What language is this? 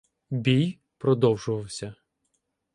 Ukrainian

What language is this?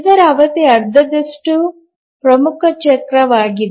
Kannada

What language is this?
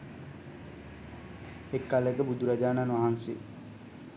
Sinhala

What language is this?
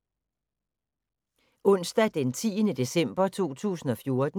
Danish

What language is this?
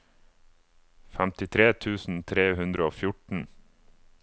Norwegian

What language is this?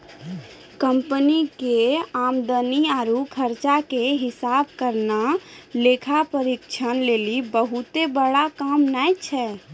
Maithili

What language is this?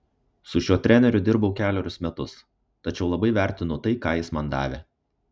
Lithuanian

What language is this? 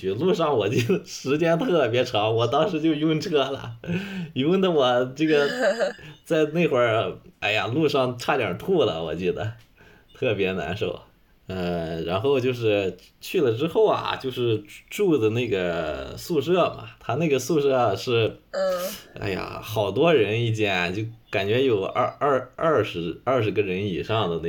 Chinese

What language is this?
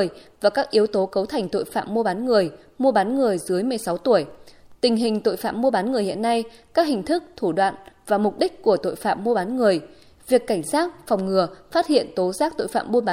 Vietnamese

